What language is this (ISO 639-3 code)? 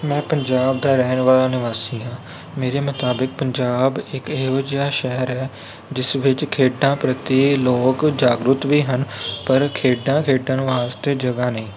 pan